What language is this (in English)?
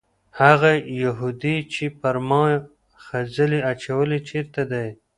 Pashto